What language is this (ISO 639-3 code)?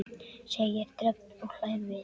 isl